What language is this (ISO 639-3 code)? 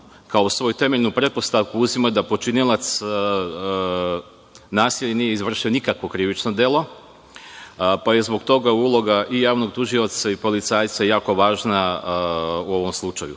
srp